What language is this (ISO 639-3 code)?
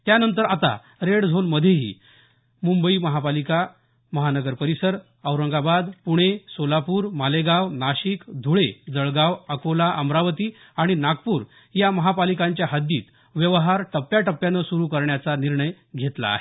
mar